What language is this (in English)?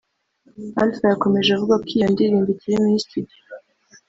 Kinyarwanda